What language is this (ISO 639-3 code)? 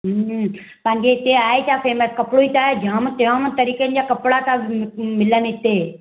snd